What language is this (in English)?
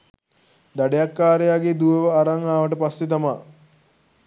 Sinhala